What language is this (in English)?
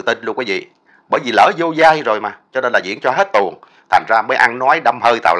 Vietnamese